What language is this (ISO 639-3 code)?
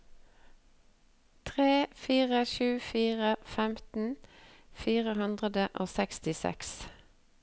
nor